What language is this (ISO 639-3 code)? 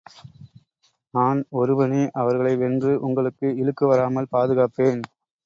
tam